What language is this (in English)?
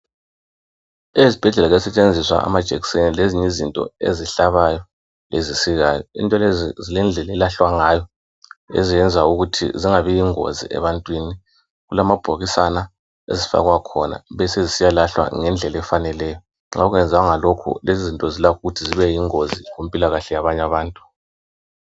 North Ndebele